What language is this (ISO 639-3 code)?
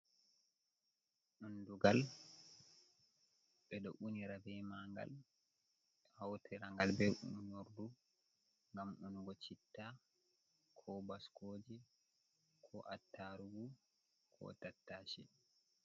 ful